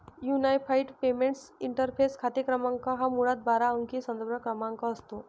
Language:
Marathi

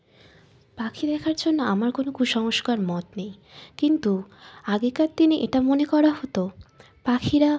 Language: Bangla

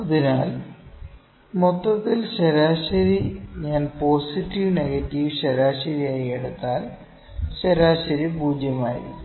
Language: Malayalam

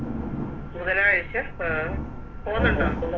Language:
Malayalam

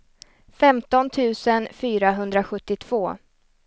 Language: Swedish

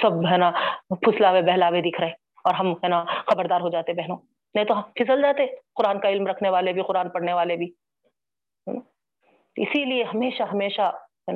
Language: Urdu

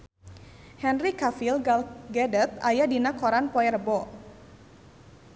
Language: Sundanese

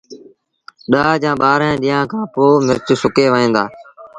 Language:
Sindhi Bhil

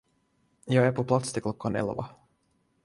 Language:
Swedish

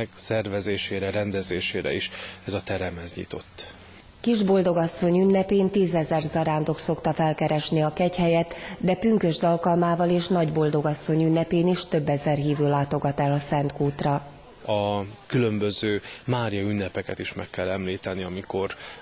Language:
Hungarian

